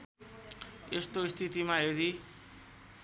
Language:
Nepali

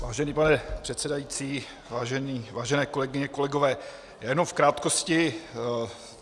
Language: Czech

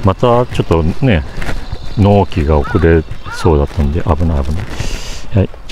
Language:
Japanese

